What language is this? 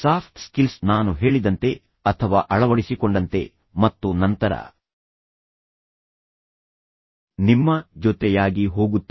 Kannada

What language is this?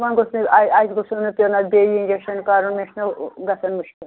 Kashmiri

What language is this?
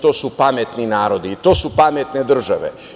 Serbian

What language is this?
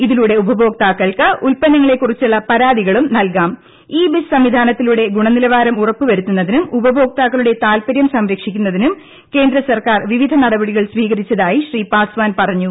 Malayalam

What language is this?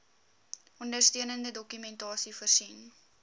Afrikaans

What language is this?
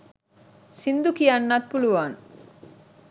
Sinhala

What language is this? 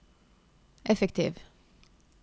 Norwegian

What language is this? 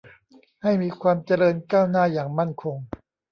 Thai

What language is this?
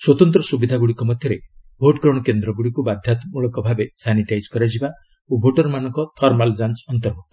Odia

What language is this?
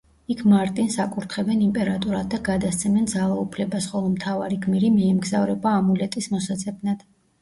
Georgian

